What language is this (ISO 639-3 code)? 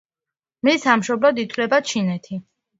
kat